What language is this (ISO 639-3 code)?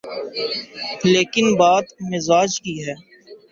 urd